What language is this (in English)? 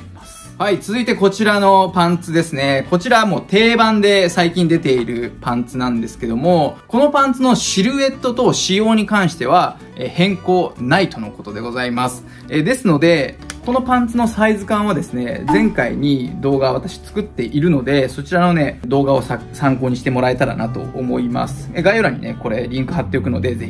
Japanese